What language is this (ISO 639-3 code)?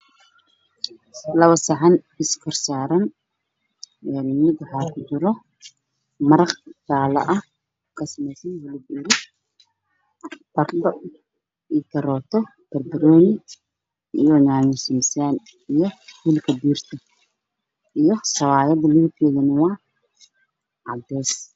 som